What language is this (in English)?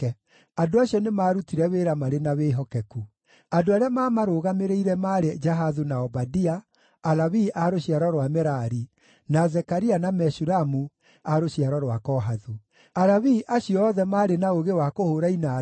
Kikuyu